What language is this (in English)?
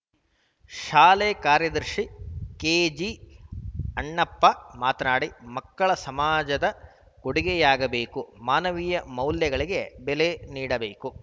Kannada